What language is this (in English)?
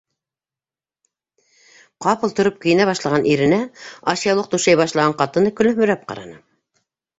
Bashkir